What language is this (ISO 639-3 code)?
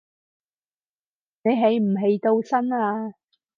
yue